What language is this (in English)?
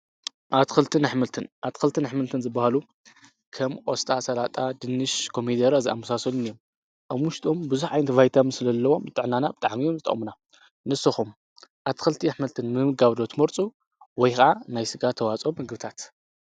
Tigrinya